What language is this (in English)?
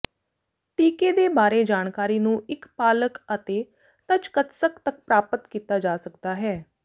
Punjabi